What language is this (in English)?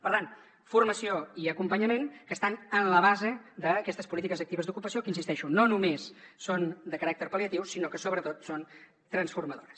Catalan